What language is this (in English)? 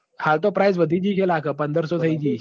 Gujarati